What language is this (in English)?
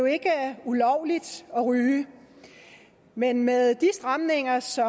Danish